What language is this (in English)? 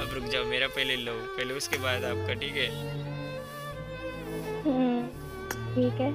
Hindi